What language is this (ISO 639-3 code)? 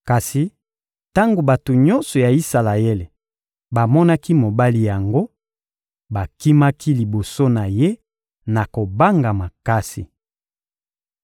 lin